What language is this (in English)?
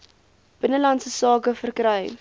Afrikaans